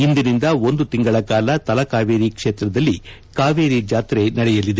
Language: Kannada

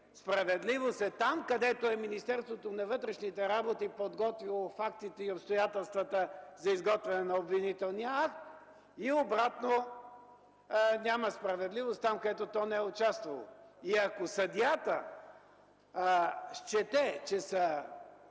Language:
Bulgarian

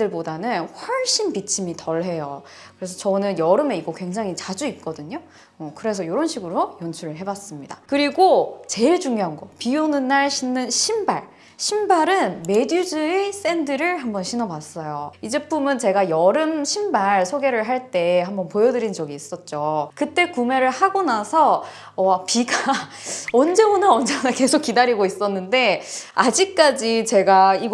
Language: Korean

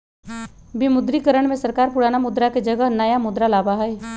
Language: Magahi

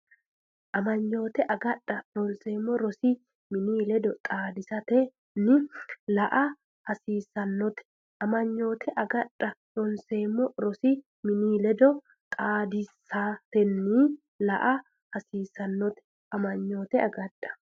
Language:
Sidamo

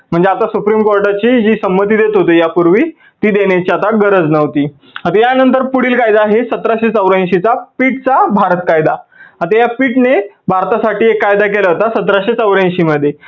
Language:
Marathi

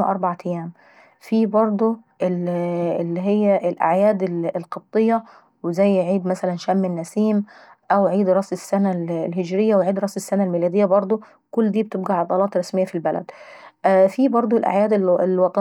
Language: Saidi Arabic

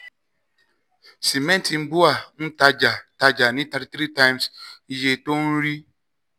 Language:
Yoruba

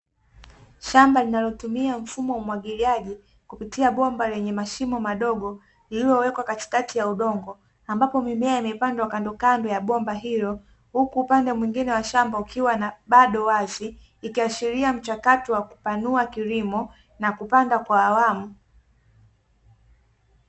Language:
Swahili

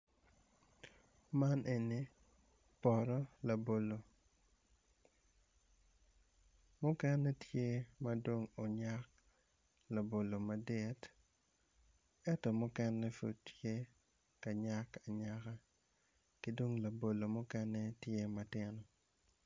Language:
Acoli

